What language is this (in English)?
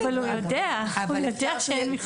Hebrew